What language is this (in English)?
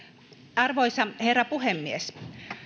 Finnish